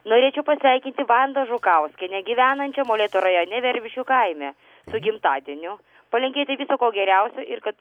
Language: Lithuanian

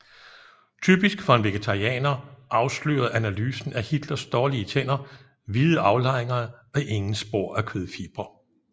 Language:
Danish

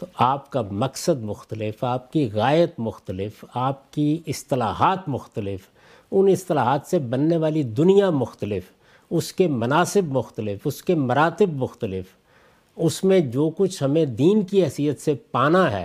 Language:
Urdu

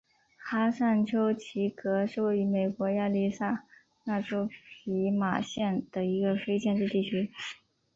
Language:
Chinese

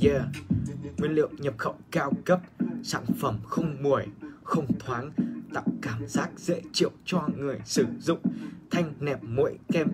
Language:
Vietnamese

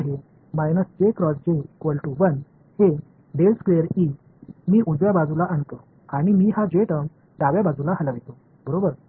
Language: Marathi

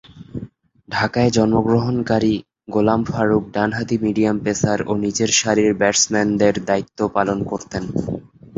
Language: Bangla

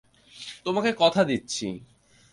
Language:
Bangla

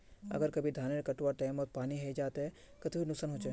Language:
Magahi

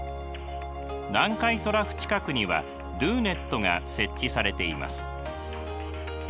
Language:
Japanese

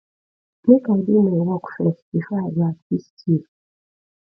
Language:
Nigerian Pidgin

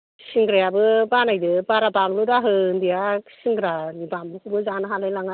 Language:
Bodo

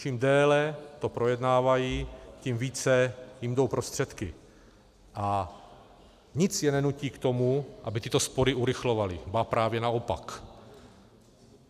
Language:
Czech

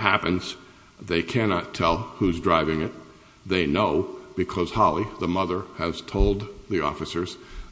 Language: English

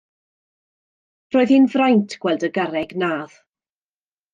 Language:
Welsh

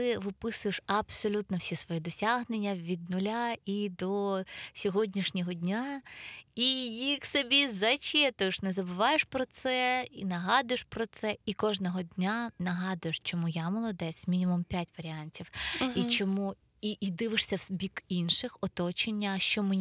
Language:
Ukrainian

